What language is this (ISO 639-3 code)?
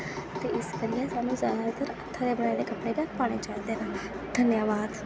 doi